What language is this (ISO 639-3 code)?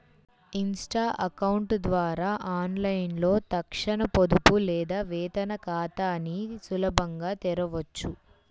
tel